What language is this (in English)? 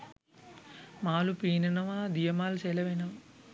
Sinhala